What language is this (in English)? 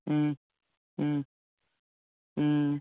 Manipuri